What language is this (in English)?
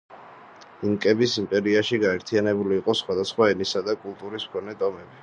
Georgian